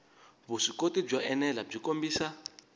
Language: Tsonga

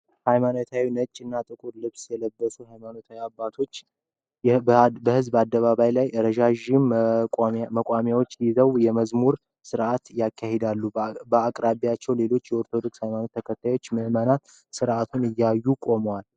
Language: Amharic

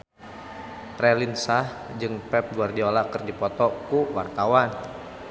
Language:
Sundanese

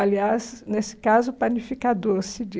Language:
Portuguese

